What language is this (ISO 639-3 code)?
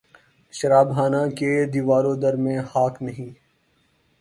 urd